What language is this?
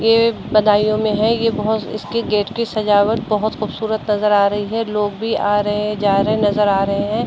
Hindi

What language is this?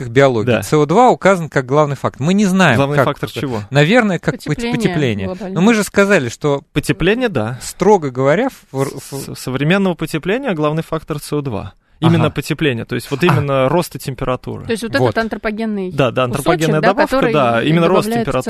Russian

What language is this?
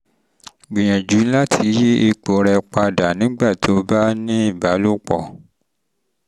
Yoruba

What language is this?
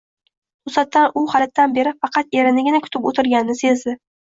Uzbek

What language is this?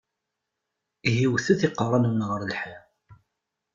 Kabyle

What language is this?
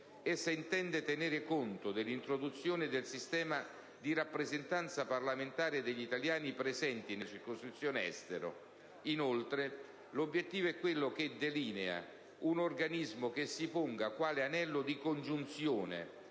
Italian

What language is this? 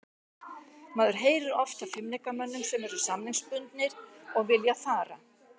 Icelandic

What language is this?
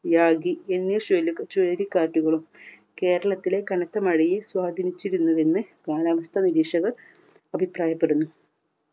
Malayalam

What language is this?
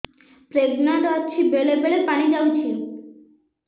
Odia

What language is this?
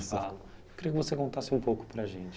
Portuguese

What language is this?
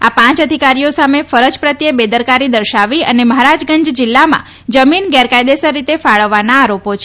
Gujarati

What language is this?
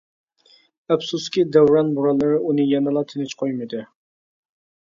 Uyghur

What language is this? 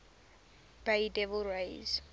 English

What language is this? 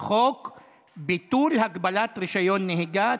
Hebrew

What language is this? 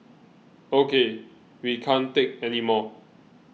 English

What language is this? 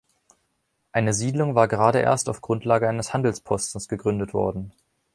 German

